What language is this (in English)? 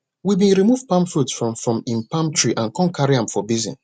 Nigerian Pidgin